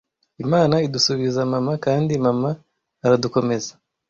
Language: Kinyarwanda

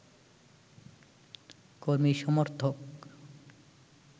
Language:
Bangla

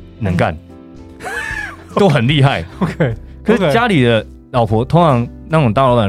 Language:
Chinese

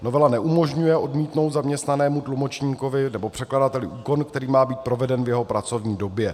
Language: Czech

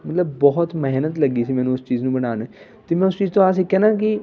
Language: Punjabi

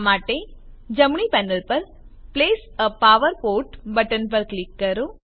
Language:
Gujarati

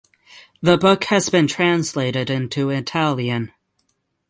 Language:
English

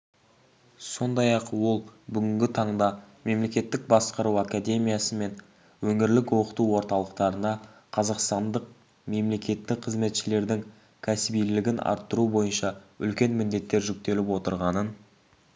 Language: Kazakh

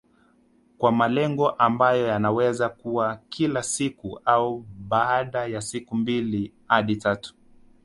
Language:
Swahili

